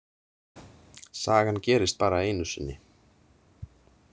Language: Icelandic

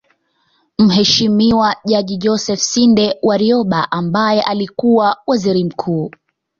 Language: Swahili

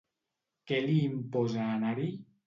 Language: Catalan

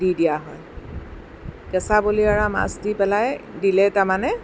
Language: Assamese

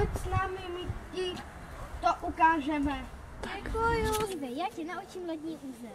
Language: Czech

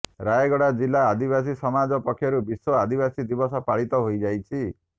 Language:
Odia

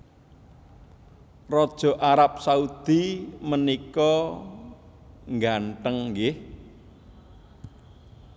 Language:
Javanese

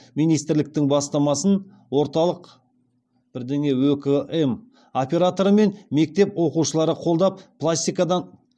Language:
Kazakh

